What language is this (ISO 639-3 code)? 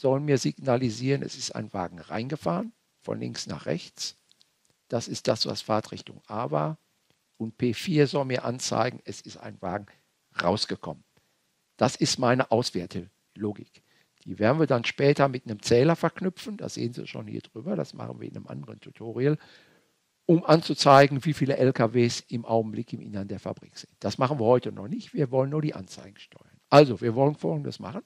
deu